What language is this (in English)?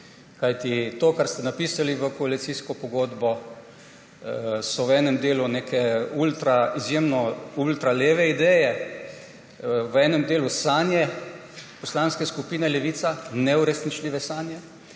Slovenian